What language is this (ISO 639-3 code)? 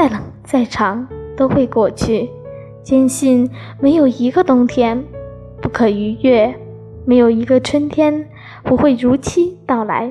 zho